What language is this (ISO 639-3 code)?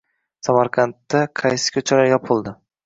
uzb